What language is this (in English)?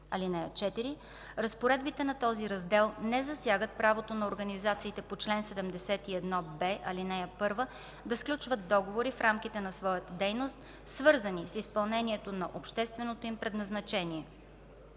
Bulgarian